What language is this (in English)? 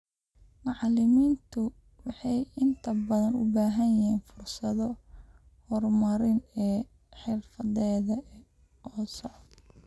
Somali